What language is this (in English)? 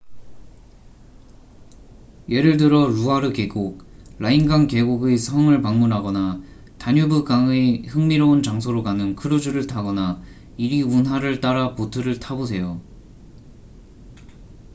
Korean